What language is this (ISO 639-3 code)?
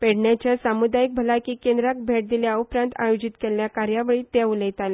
kok